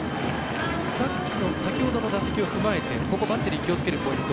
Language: Japanese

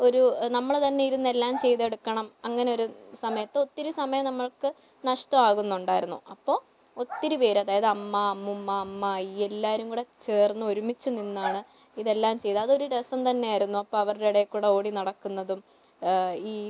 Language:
Malayalam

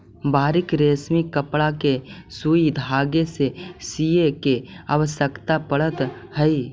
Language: Magahi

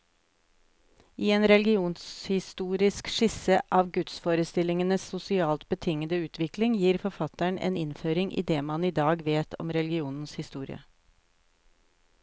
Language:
Norwegian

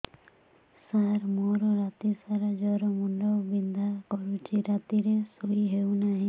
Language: Odia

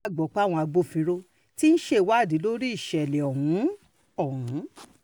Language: Yoruba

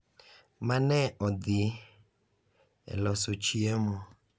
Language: Luo (Kenya and Tanzania)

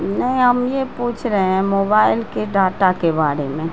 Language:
Urdu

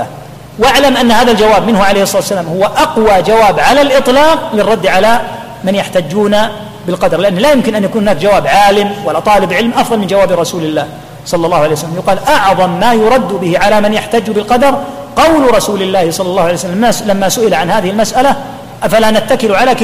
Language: Arabic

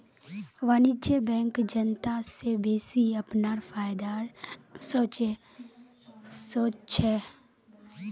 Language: Magahi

